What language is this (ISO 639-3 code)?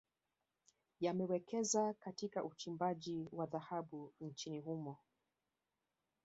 swa